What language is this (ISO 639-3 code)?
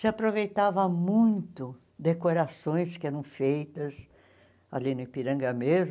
por